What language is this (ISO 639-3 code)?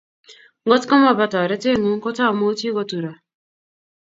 kln